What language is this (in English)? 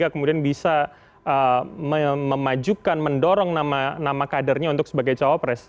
Indonesian